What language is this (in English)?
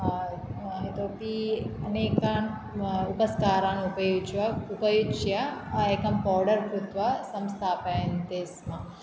Sanskrit